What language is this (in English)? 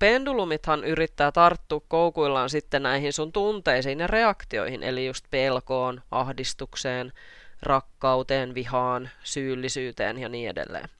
Finnish